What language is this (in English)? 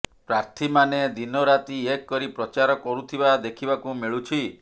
Odia